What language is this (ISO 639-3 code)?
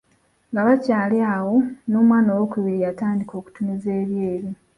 lug